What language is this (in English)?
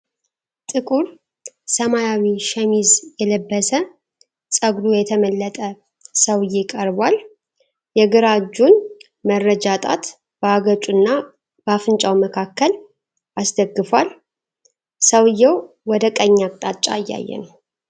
Amharic